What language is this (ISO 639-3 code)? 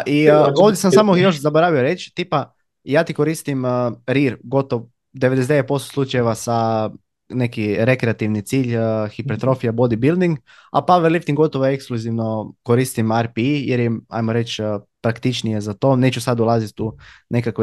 hrv